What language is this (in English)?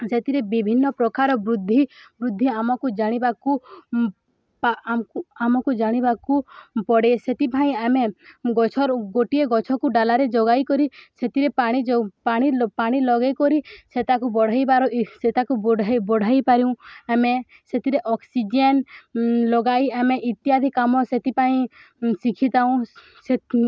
Odia